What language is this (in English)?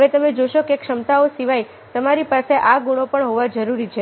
Gujarati